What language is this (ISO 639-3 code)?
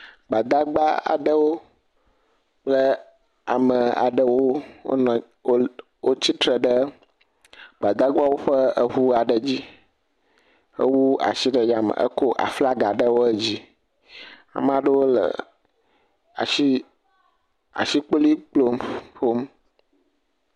ewe